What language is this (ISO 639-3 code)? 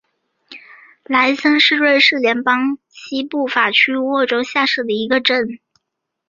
zho